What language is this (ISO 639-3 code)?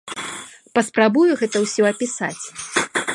bel